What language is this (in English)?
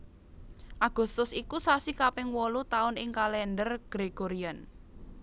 Javanese